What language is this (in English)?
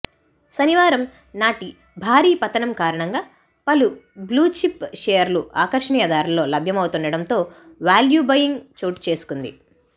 Telugu